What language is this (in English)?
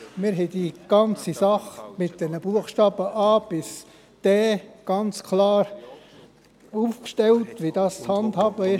Swiss German